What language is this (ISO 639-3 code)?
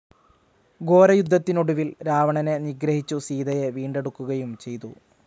mal